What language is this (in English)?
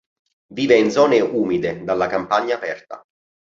Italian